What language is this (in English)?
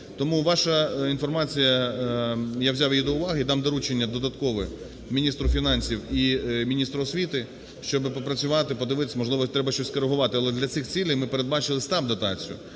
Ukrainian